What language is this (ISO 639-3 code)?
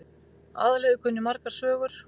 isl